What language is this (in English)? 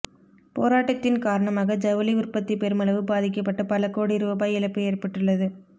Tamil